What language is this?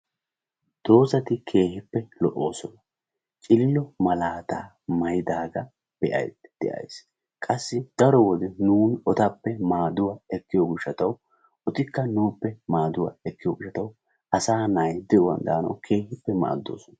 Wolaytta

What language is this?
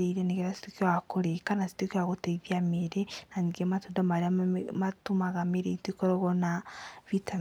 Kikuyu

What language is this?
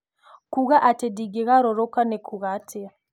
Kikuyu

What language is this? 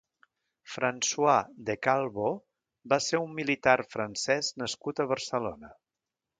Catalan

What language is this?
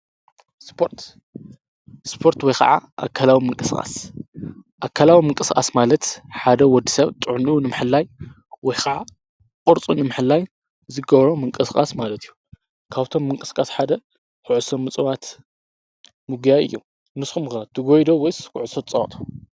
Tigrinya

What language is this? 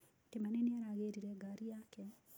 Kikuyu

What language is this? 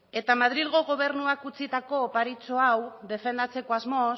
Basque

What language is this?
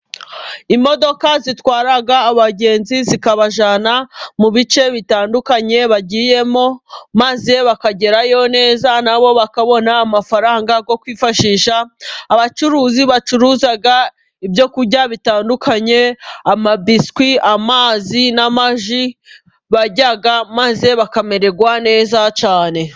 Kinyarwanda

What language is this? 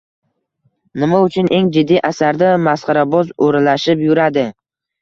Uzbek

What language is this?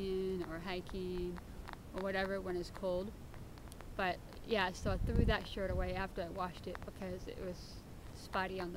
English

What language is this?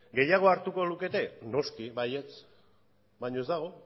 Basque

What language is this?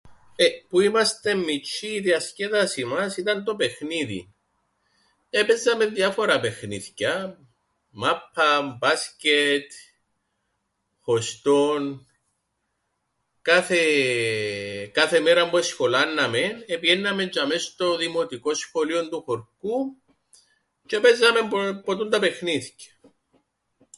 Greek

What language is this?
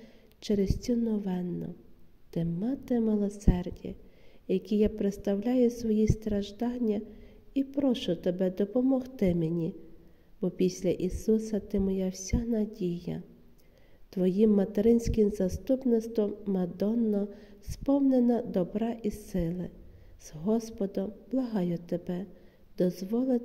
Ukrainian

